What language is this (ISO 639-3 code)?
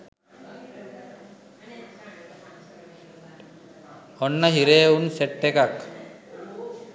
sin